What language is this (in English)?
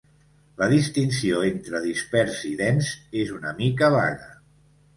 Catalan